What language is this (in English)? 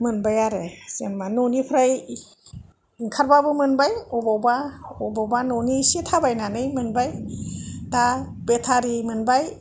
Bodo